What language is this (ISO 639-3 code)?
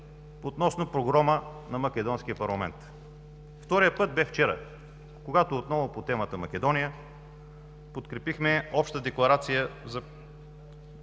bul